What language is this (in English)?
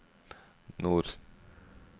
Norwegian